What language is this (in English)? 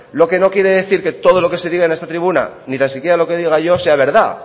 Spanish